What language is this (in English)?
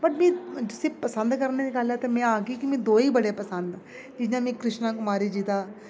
Dogri